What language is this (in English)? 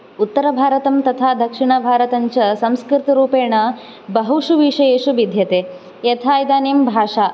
Sanskrit